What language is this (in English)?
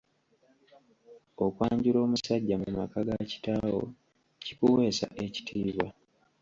Ganda